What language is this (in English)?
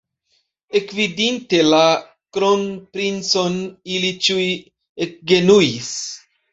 Esperanto